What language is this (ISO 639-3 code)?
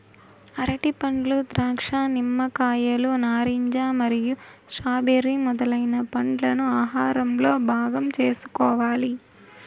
tel